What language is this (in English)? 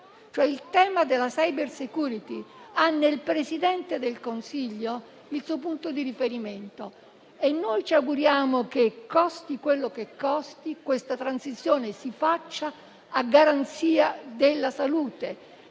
Italian